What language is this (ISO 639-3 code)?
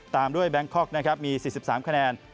tha